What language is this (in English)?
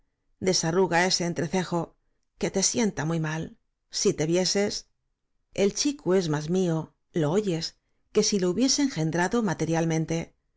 Spanish